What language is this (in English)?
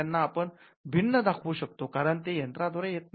Marathi